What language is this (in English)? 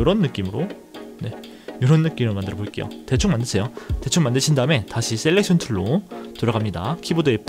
Korean